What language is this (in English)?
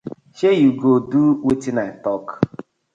Nigerian Pidgin